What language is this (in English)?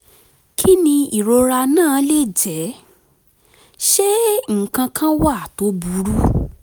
Yoruba